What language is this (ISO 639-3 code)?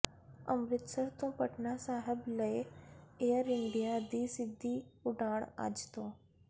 pan